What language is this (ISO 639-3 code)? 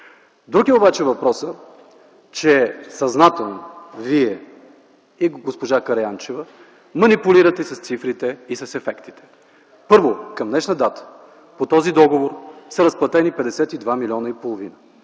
bul